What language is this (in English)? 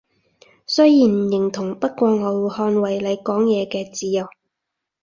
Cantonese